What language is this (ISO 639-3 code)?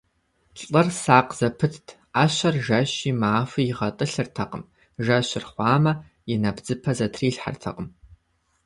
kbd